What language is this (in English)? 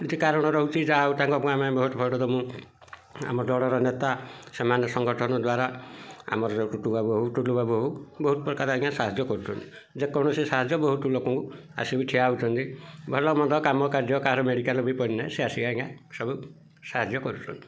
Odia